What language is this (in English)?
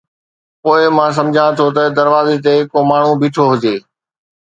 Sindhi